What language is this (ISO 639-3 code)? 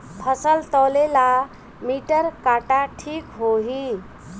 bho